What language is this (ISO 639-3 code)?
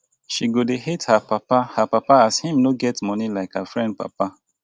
pcm